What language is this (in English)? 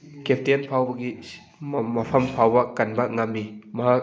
Manipuri